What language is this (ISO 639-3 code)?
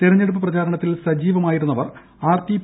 mal